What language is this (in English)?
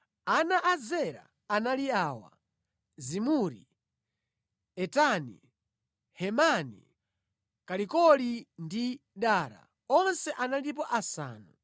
Nyanja